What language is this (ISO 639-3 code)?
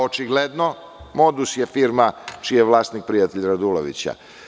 srp